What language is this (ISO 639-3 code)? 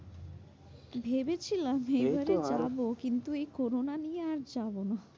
ben